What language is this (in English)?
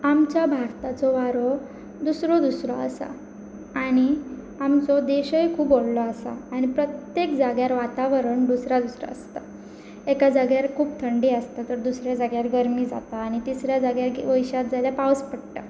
Konkani